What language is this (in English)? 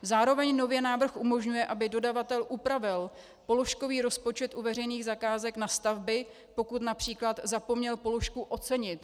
Czech